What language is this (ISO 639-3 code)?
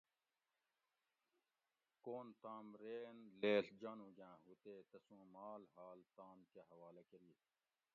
gwc